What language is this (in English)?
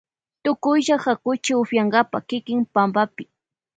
Loja Highland Quichua